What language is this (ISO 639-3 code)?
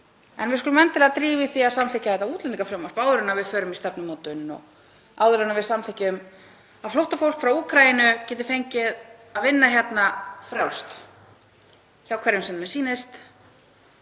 isl